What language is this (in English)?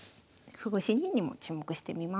Japanese